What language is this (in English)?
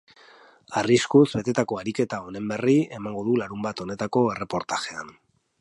Basque